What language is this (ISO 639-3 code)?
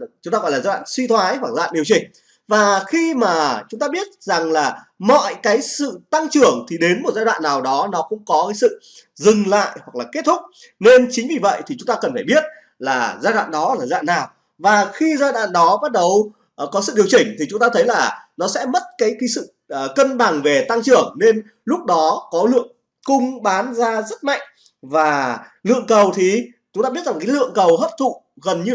vie